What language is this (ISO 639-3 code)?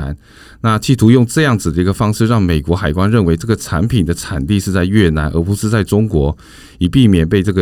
zho